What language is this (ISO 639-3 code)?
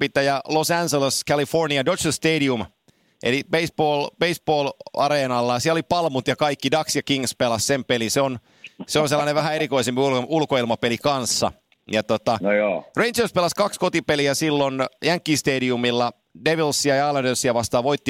fin